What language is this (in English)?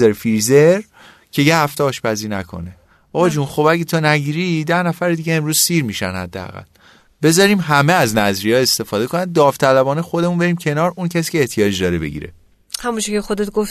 Persian